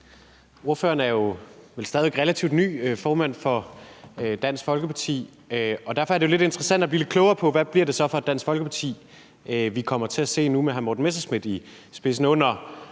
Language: Danish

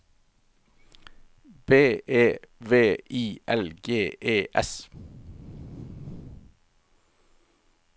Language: Norwegian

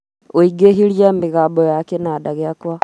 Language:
Kikuyu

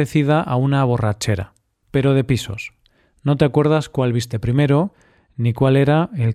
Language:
Spanish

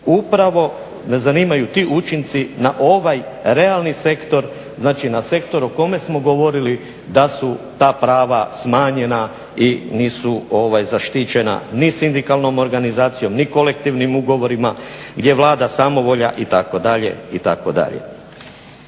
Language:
Croatian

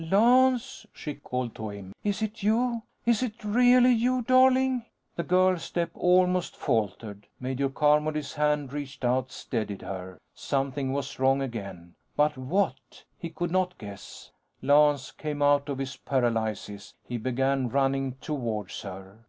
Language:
English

